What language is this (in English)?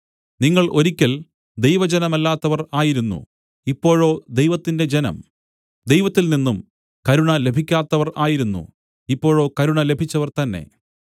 Malayalam